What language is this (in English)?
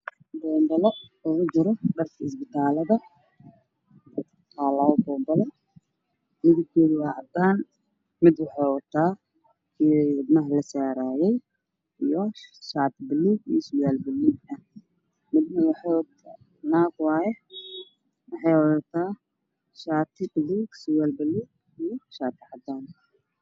Somali